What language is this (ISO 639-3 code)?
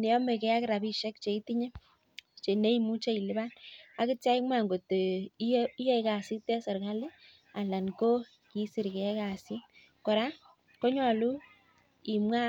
kln